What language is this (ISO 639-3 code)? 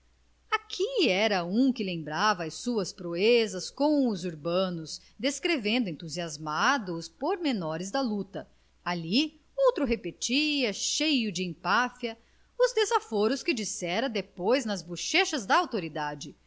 por